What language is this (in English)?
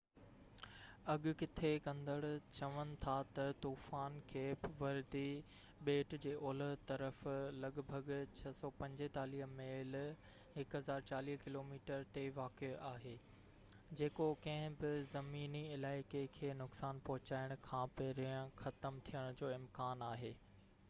Sindhi